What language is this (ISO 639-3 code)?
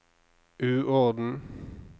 nor